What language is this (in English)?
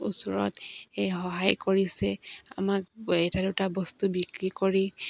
Assamese